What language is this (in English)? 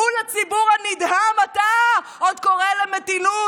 Hebrew